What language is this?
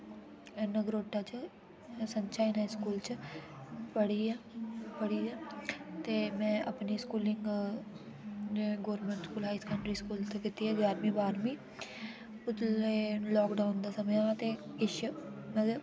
Dogri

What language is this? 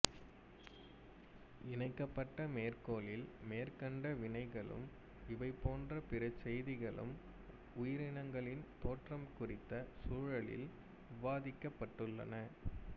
Tamil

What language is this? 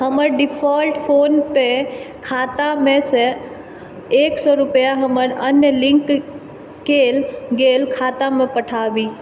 Maithili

